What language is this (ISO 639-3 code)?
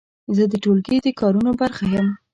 pus